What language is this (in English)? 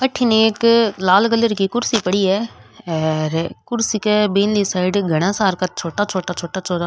Rajasthani